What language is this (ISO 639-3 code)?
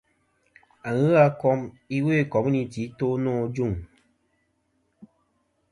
bkm